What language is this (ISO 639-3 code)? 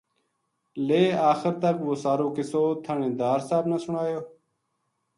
gju